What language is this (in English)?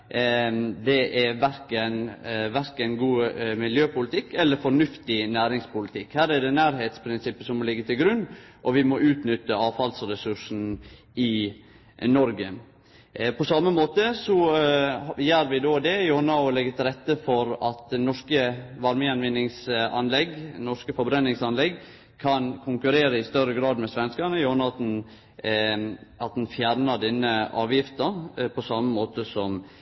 Norwegian Nynorsk